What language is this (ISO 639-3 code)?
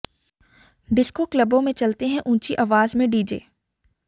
hin